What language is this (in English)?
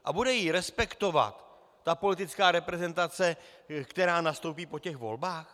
Czech